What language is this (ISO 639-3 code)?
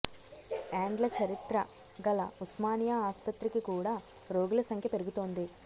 tel